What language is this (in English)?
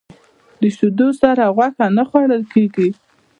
Pashto